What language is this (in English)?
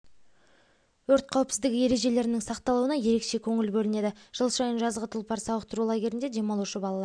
Kazakh